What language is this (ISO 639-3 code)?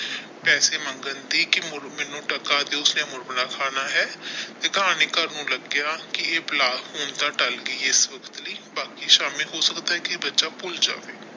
pan